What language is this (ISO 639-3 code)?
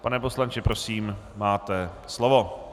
ces